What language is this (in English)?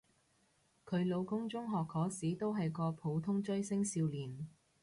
Cantonese